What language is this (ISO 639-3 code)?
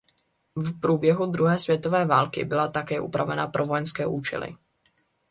ces